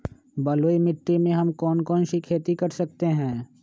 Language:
Magahi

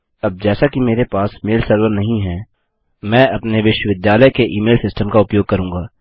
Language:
Hindi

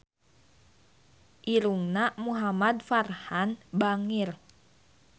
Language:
Sundanese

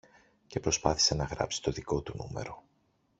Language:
Greek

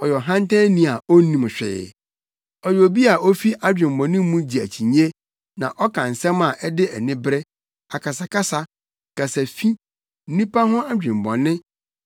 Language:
Akan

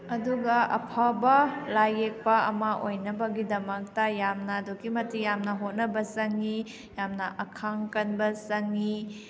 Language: Manipuri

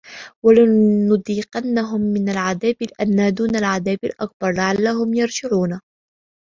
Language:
Arabic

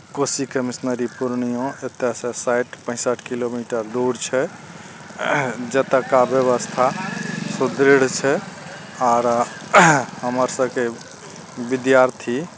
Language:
Maithili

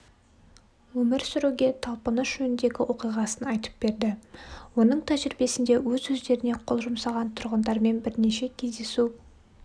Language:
Kazakh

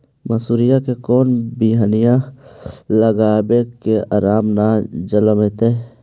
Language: Magahi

